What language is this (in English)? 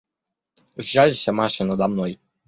Russian